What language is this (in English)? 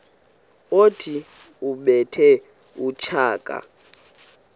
Xhosa